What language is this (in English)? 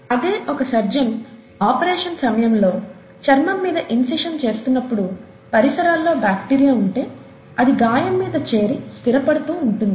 Telugu